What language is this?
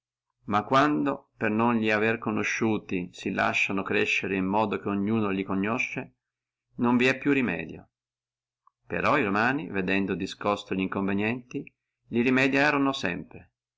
Italian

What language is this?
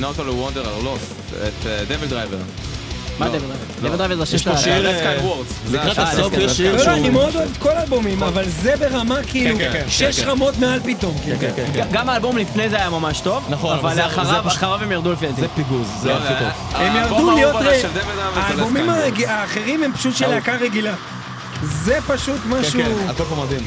Hebrew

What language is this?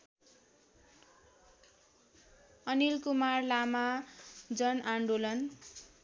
Nepali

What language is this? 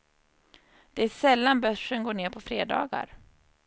Swedish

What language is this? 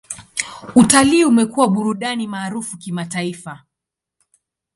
Swahili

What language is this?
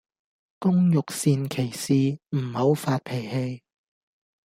Cantonese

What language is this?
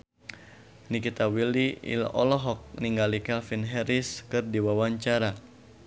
Sundanese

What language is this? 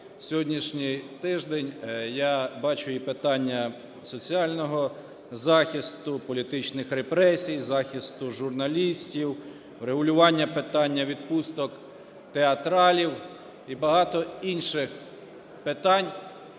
Ukrainian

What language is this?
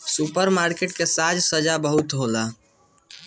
Bhojpuri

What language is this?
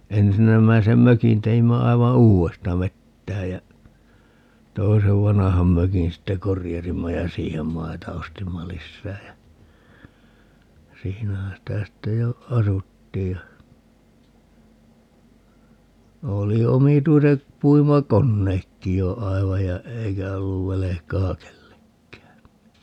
Finnish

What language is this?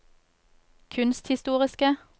Norwegian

